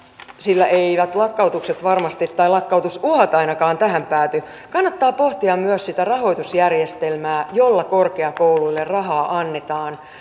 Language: Finnish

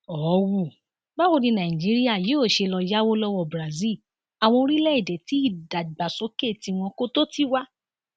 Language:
Yoruba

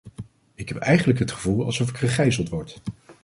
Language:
Dutch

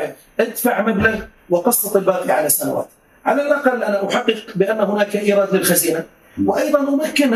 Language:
Arabic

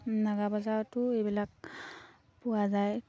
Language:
Assamese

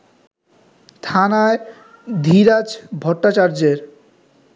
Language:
Bangla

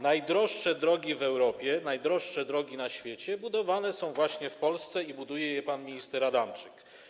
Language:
Polish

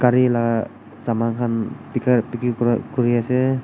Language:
Naga Pidgin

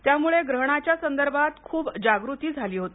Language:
Marathi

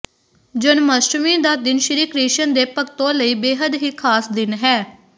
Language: Punjabi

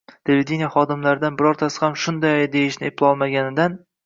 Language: Uzbek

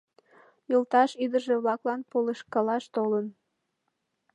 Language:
Mari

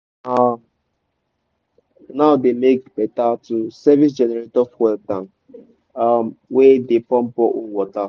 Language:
Nigerian Pidgin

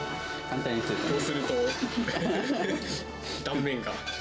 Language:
Japanese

